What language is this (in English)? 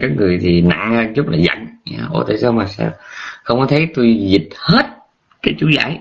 Vietnamese